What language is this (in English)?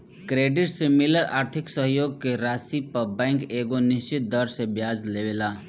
Bhojpuri